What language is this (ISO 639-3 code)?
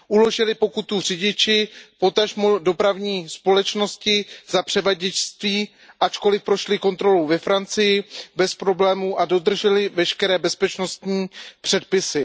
ces